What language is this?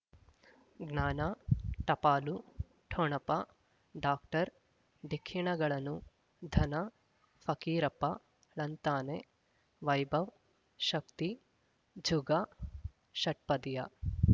Kannada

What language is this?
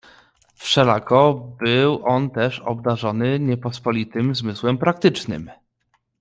Polish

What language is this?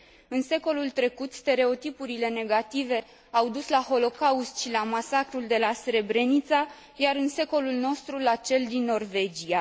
Romanian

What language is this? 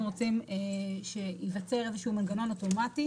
Hebrew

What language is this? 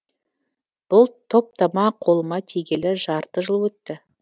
Kazakh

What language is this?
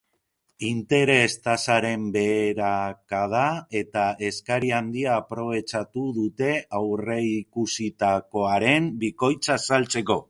Basque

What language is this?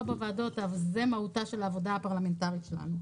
Hebrew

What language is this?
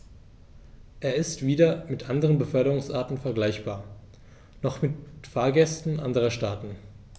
German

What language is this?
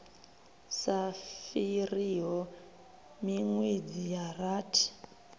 Venda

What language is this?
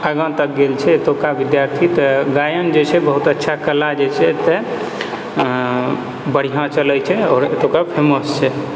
Maithili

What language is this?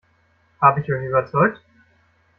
German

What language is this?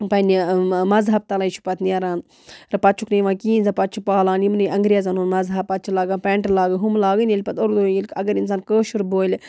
Kashmiri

